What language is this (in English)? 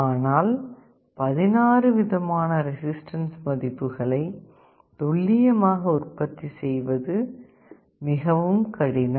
Tamil